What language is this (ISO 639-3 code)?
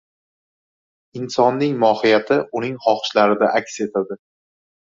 uzb